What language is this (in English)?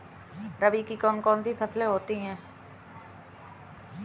Hindi